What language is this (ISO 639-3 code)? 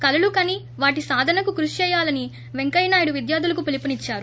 tel